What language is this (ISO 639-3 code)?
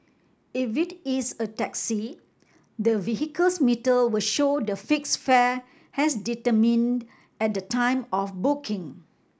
eng